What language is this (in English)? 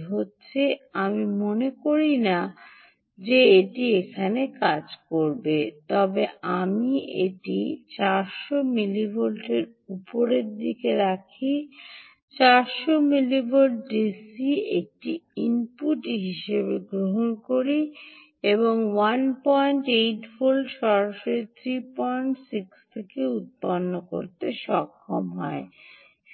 Bangla